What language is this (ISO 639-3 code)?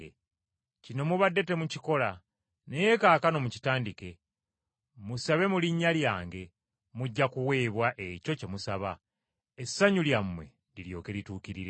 lug